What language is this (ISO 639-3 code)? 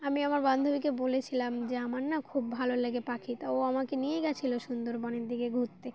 ben